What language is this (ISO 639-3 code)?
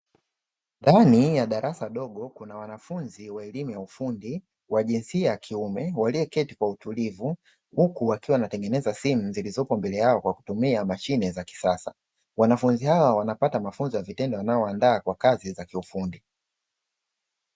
swa